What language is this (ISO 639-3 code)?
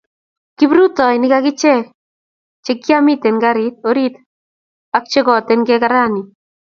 kln